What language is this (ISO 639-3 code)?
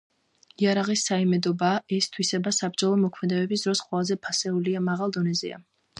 kat